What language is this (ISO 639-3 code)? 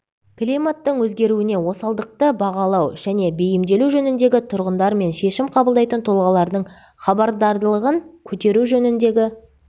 kaz